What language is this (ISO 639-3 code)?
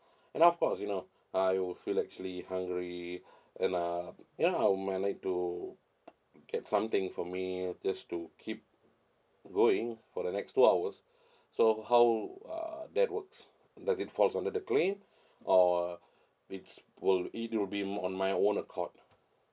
eng